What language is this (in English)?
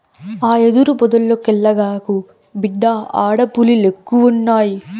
Telugu